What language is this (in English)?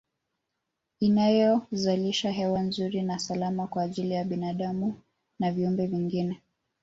Swahili